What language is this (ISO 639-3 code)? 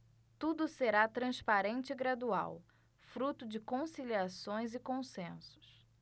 por